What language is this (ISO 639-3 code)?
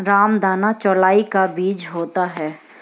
hin